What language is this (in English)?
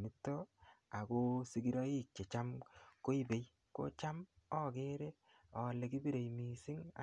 Kalenjin